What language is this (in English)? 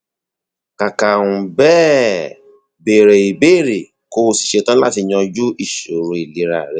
Yoruba